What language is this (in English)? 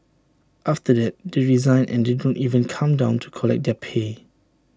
English